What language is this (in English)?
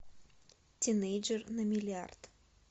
Russian